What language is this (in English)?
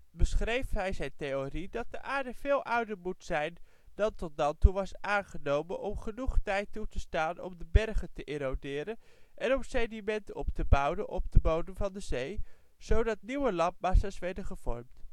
Dutch